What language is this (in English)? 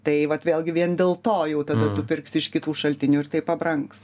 Lithuanian